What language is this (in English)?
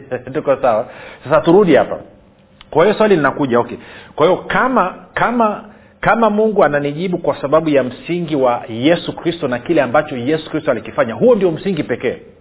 Swahili